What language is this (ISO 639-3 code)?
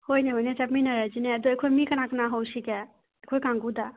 mni